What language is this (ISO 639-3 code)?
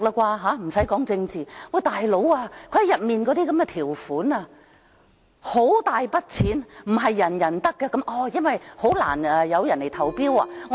yue